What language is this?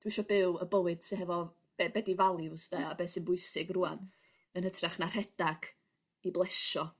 Welsh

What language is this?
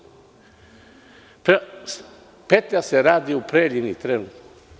Serbian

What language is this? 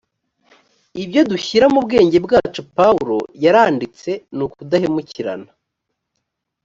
Kinyarwanda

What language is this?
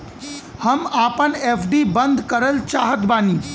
Bhojpuri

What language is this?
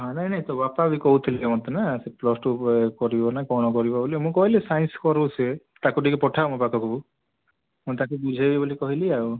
Odia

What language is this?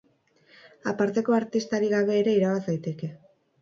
Basque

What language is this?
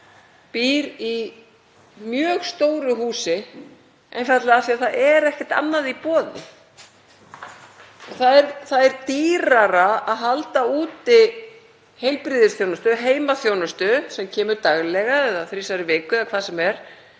Icelandic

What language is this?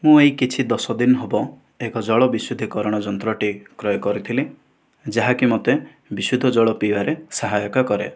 Odia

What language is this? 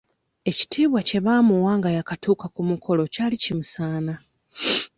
Ganda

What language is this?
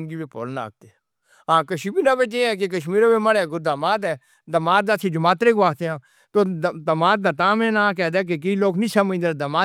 Northern Hindko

